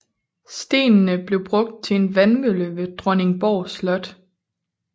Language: Danish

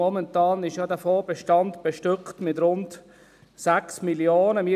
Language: Swiss German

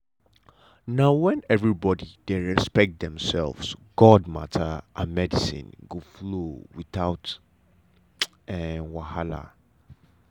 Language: Nigerian Pidgin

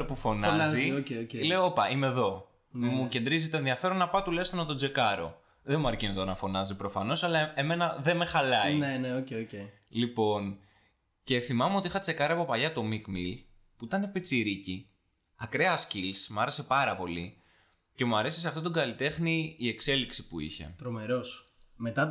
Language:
Greek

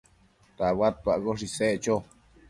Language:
Matsés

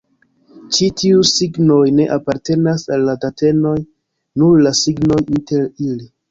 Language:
Esperanto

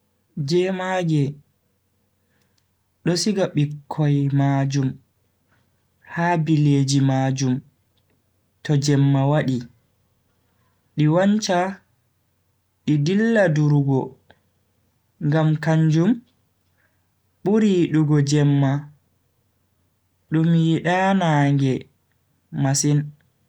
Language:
Bagirmi Fulfulde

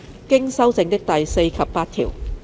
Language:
Cantonese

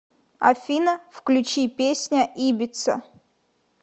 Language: Russian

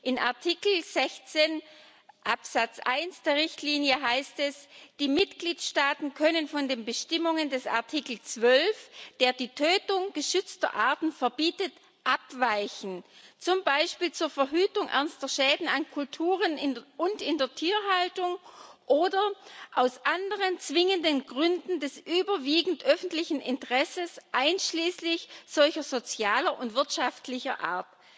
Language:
German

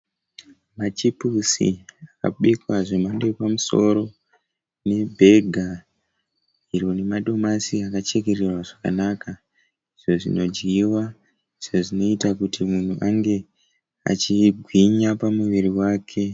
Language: Shona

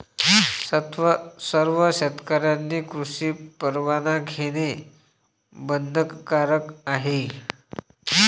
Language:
Marathi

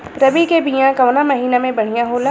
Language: Bhojpuri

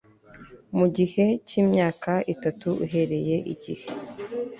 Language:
Kinyarwanda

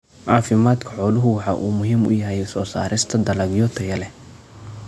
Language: Somali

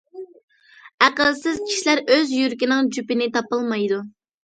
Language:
Uyghur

